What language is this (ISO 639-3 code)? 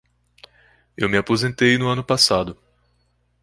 por